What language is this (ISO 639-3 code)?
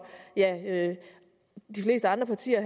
dan